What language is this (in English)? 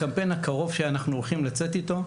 Hebrew